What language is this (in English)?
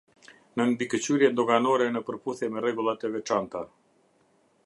Albanian